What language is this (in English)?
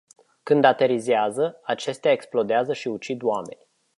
Romanian